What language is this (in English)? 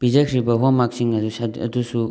Manipuri